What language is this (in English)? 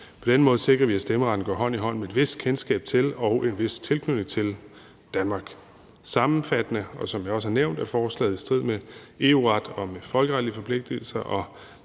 Danish